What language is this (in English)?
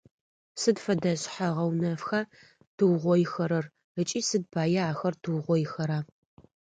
Adyghe